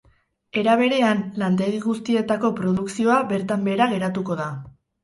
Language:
Basque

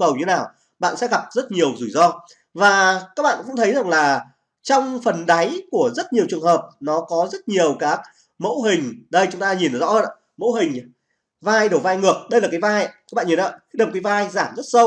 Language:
Vietnamese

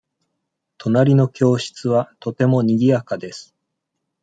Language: Japanese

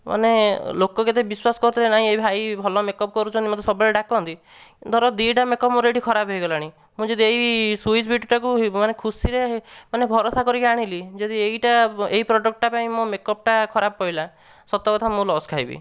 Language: Odia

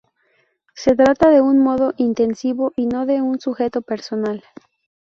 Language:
Spanish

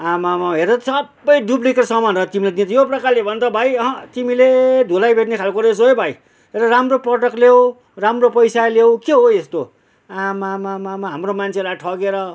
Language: Nepali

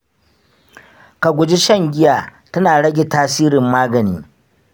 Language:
Hausa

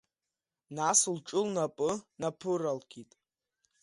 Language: Abkhazian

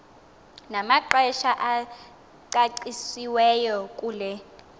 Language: Xhosa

